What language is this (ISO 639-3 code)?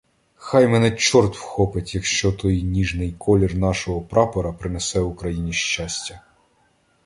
ukr